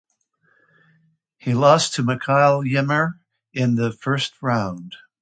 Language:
English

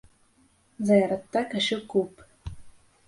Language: Bashkir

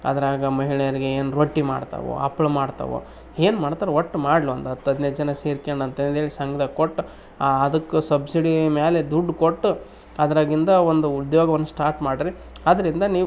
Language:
Kannada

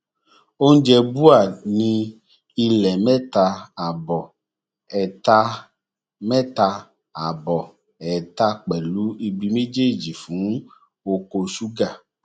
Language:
Yoruba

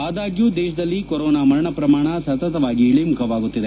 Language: Kannada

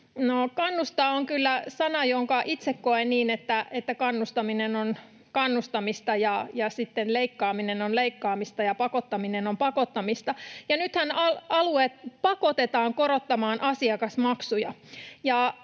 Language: Finnish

